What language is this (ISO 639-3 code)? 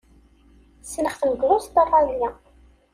kab